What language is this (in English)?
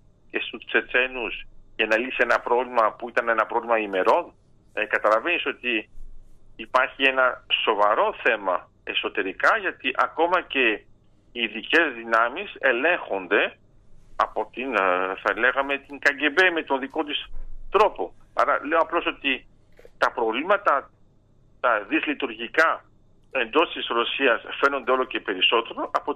Greek